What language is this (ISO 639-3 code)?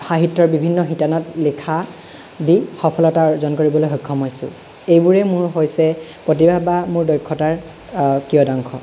asm